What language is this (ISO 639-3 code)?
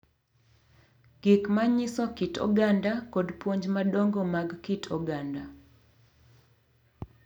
luo